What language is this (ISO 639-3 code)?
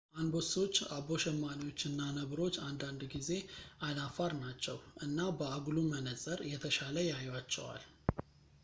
amh